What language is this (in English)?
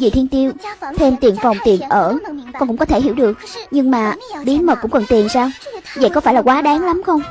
Vietnamese